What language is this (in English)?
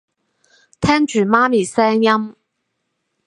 Cantonese